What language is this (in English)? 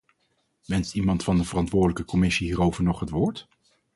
Dutch